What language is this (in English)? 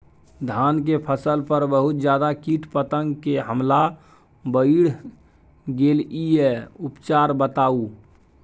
Maithili